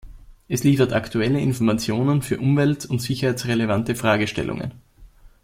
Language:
German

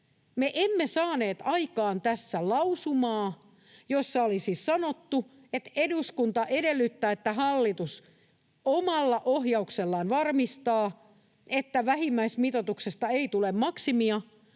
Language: Finnish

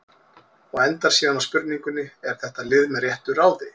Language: Icelandic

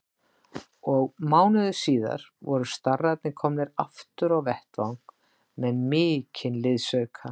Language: Icelandic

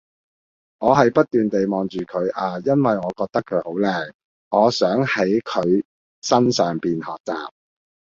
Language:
Cantonese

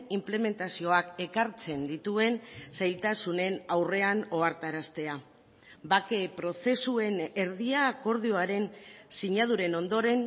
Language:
Basque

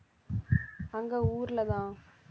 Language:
Tamil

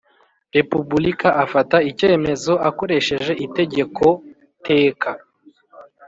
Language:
Kinyarwanda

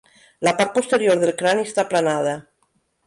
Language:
Catalan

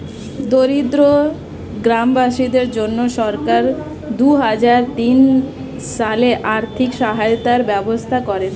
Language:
Bangla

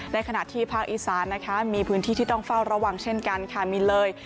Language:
Thai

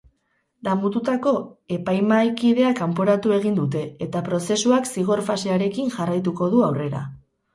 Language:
Basque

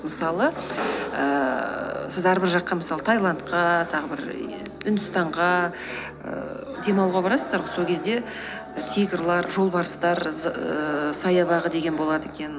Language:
Kazakh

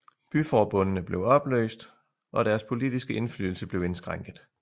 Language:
Danish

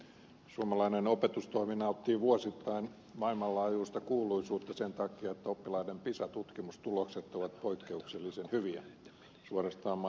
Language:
Finnish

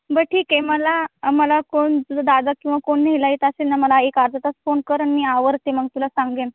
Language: Marathi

